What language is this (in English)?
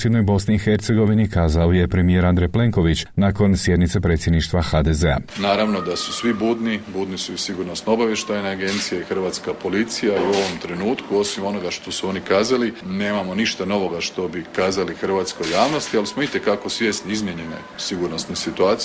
Croatian